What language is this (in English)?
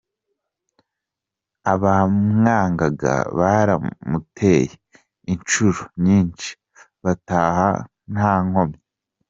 Kinyarwanda